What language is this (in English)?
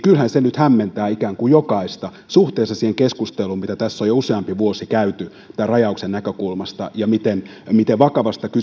Finnish